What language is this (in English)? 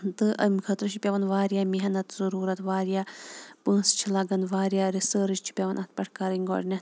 Kashmiri